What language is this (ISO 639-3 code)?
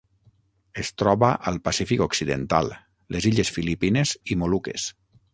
cat